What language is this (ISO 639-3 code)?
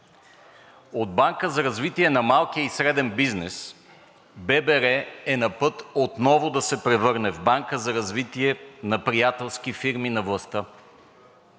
bul